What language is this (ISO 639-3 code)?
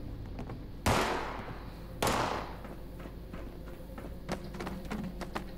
deu